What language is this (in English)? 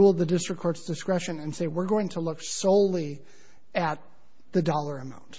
English